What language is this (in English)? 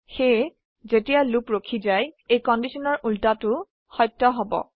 Assamese